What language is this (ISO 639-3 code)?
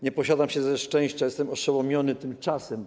pol